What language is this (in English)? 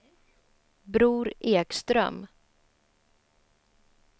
Swedish